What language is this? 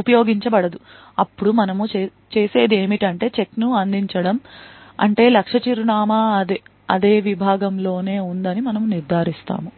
Telugu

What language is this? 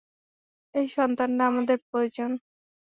Bangla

